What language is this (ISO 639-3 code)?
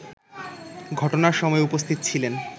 ben